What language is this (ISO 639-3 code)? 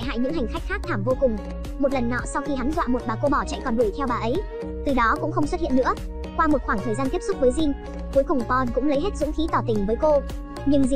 vie